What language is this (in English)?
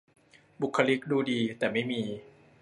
Thai